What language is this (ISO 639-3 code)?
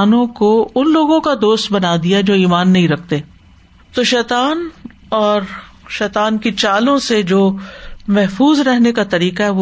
urd